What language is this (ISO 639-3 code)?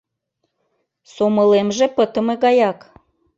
chm